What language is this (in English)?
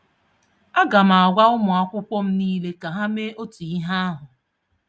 Igbo